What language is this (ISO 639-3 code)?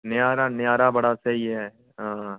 doi